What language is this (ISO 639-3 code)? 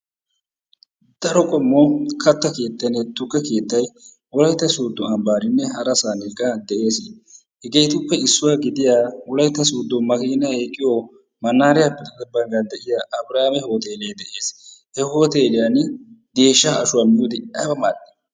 wal